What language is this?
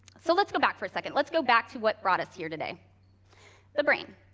English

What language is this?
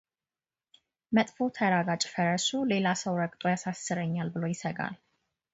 Amharic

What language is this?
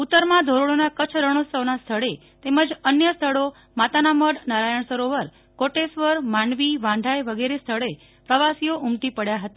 Gujarati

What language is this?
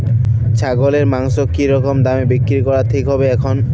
Bangla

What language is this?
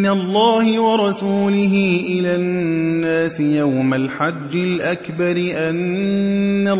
Arabic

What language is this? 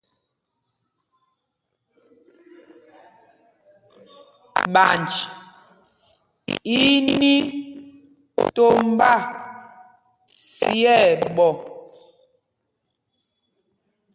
Mpumpong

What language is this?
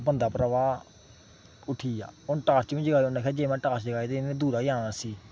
Dogri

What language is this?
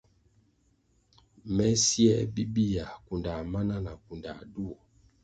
Kwasio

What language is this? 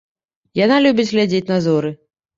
Belarusian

